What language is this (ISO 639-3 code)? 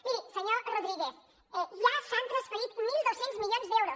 cat